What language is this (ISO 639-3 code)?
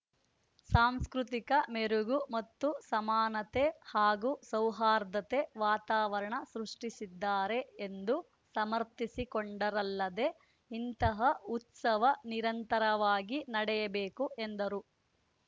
kan